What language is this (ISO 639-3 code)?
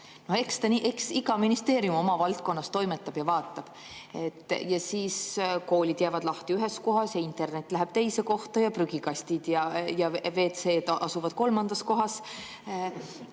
est